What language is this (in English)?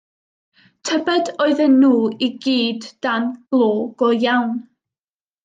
Welsh